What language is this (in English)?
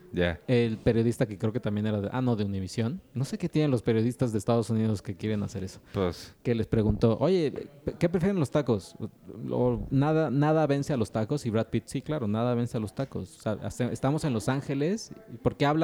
Spanish